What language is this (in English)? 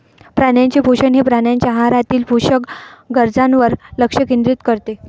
Marathi